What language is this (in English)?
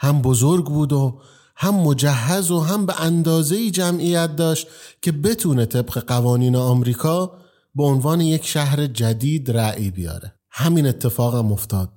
Persian